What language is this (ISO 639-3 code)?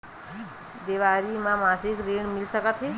hne